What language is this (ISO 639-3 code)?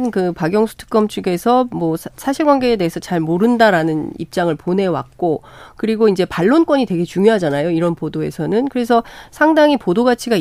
kor